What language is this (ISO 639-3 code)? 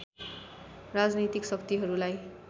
nep